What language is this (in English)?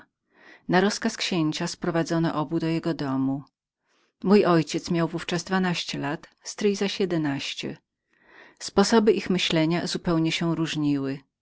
Polish